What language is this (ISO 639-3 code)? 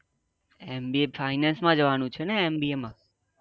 guj